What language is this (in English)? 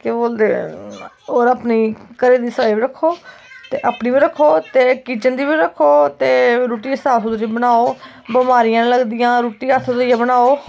Dogri